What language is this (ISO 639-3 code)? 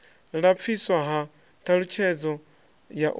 ven